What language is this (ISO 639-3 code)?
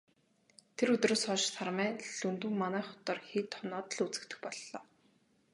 mon